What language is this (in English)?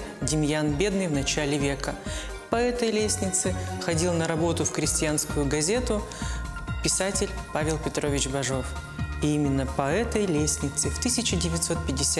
Russian